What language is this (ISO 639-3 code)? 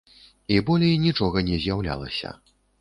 bel